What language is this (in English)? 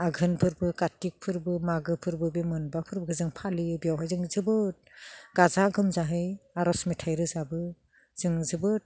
Bodo